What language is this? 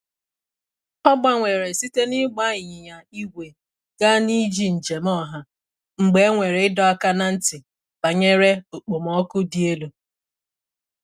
Igbo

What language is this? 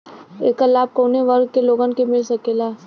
Bhojpuri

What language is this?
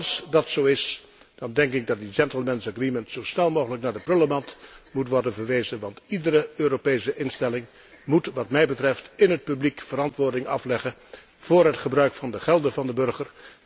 Dutch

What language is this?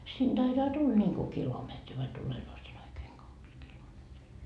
Finnish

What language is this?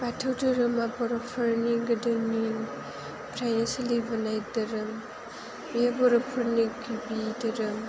Bodo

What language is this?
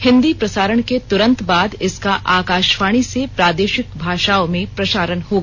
Hindi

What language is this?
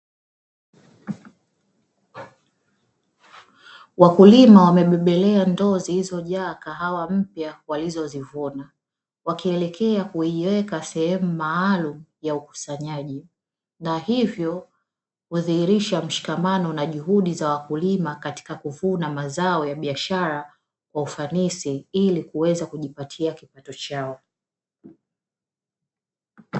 Swahili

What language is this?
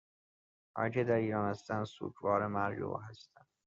Persian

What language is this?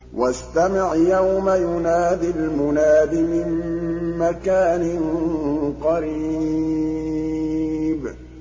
Arabic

